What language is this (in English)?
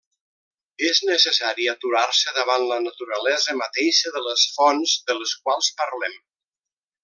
Catalan